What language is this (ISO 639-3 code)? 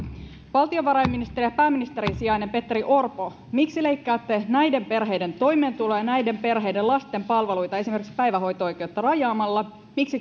fin